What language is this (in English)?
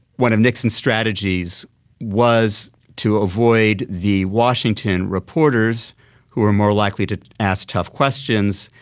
English